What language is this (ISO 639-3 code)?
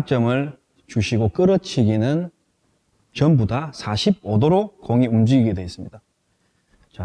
kor